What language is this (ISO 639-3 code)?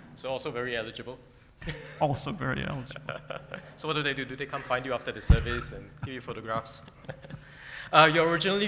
eng